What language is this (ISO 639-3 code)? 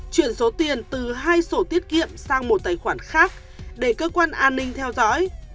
vie